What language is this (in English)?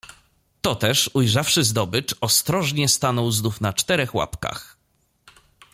Polish